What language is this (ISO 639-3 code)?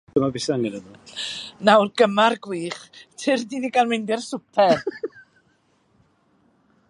cym